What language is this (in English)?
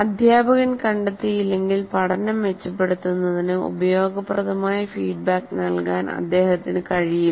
Malayalam